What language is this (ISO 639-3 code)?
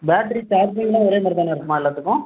tam